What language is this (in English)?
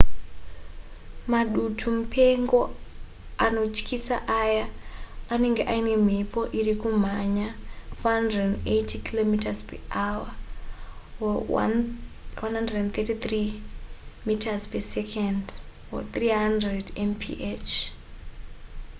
Shona